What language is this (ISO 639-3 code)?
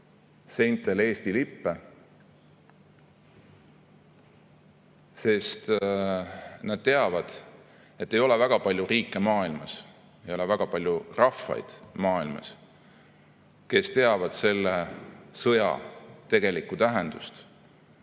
est